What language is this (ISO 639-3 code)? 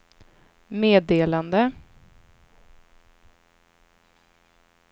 swe